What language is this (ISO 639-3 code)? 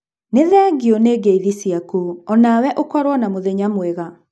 kik